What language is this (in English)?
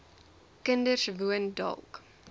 Afrikaans